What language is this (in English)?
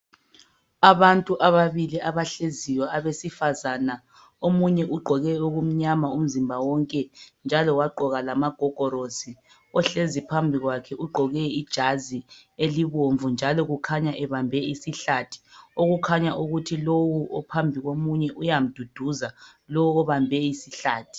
North Ndebele